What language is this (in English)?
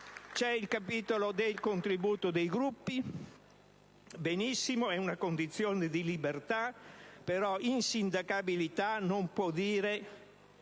Italian